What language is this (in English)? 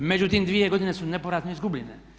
Croatian